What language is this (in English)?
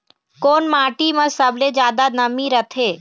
Chhattisgarhi